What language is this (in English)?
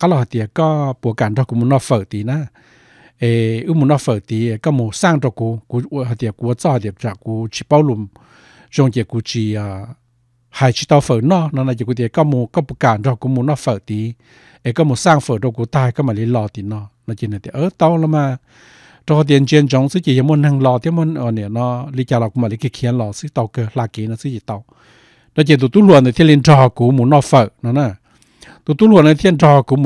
Thai